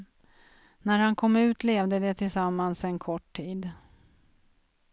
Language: Swedish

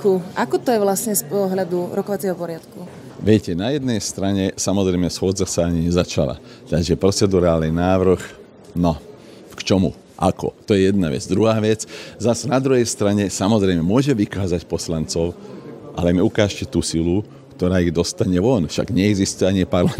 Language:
Slovak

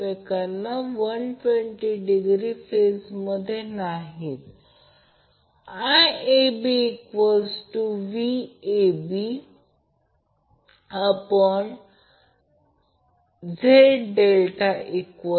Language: Marathi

